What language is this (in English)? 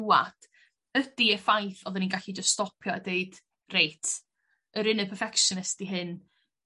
Welsh